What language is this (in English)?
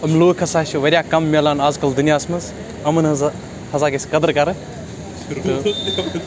Kashmiri